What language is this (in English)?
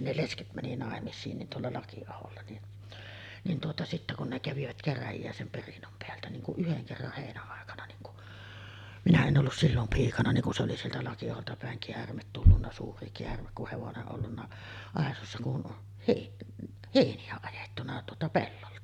Finnish